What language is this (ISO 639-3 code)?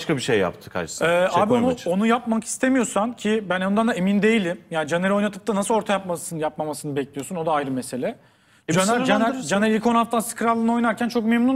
tur